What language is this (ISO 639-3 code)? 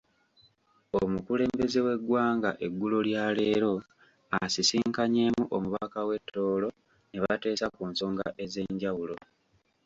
lug